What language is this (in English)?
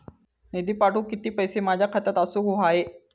Marathi